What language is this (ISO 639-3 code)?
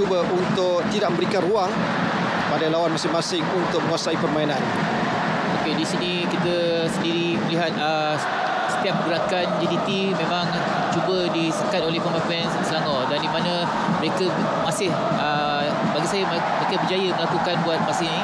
msa